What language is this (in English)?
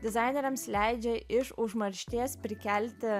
Lithuanian